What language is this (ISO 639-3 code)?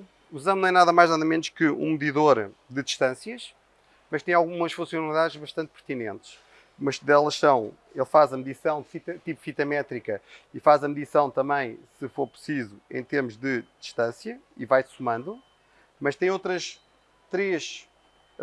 por